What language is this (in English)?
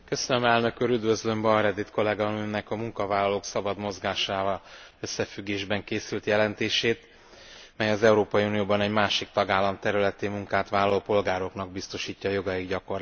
Hungarian